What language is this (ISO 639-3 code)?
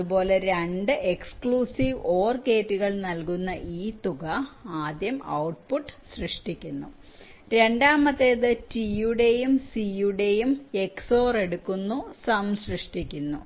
mal